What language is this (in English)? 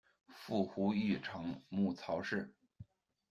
Chinese